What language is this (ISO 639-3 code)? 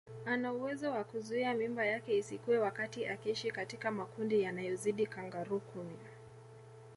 swa